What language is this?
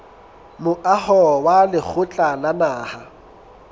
Southern Sotho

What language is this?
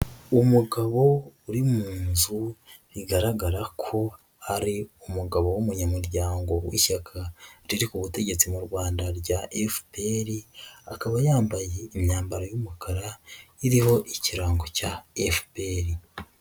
Kinyarwanda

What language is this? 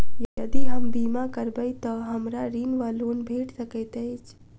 Maithili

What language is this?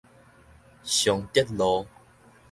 Min Nan Chinese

